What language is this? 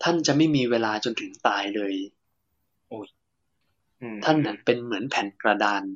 Thai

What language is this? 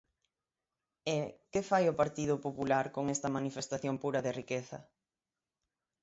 Galician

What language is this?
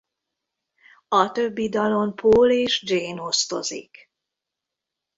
Hungarian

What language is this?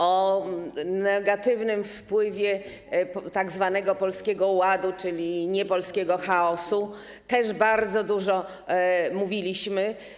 Polish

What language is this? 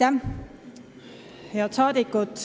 Estonian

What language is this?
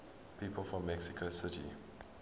English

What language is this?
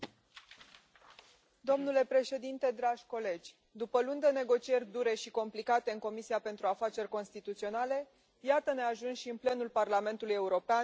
Romanian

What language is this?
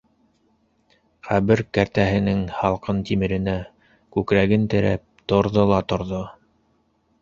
Bashkir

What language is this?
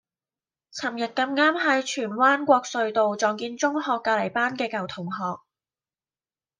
Cantonese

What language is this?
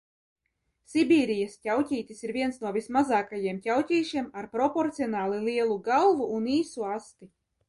Latvian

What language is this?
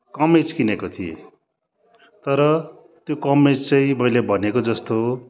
Nepali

